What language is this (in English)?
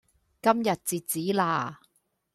Cantonese